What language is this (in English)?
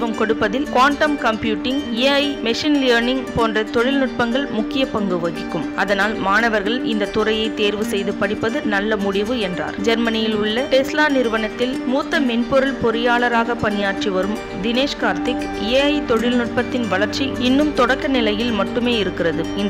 Tamil